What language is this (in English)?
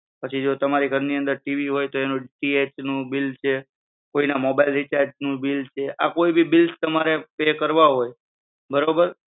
Gujarati